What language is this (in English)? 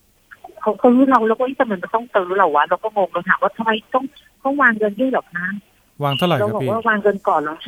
Thai